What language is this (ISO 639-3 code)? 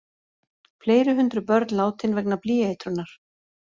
isl